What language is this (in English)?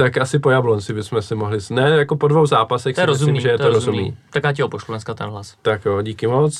Czech